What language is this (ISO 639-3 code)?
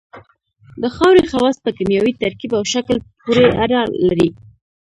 pus